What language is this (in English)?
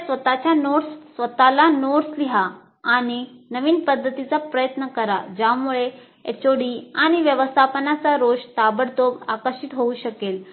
Marathi